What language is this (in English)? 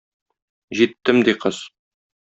Tatar